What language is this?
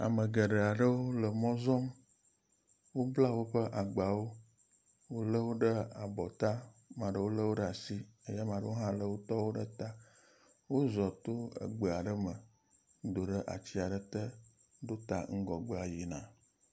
Ewe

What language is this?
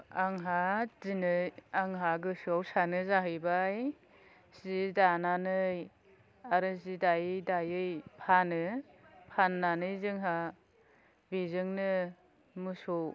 Bodo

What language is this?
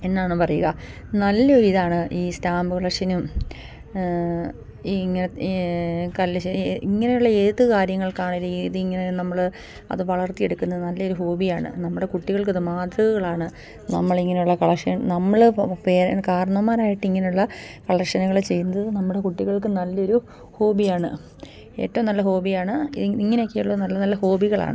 Malayalam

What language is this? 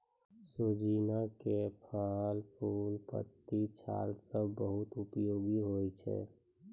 Maithili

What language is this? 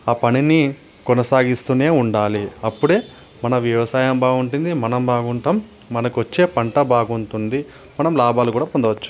Telugu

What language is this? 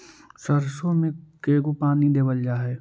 Magahi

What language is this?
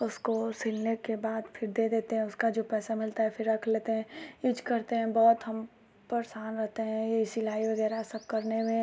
Hindi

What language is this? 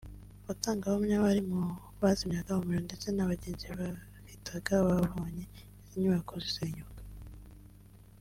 Kinyarwanda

